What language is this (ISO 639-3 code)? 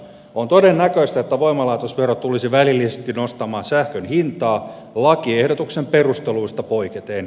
fin